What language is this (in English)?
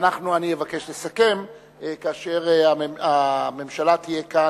Hebrew